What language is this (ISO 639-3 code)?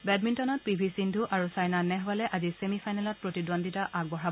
asm